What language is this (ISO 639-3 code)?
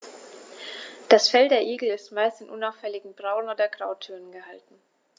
deu